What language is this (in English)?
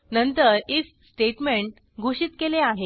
Marathi